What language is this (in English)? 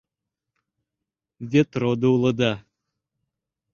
Mari